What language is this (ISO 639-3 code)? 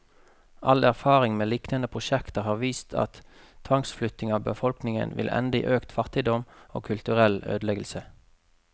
nor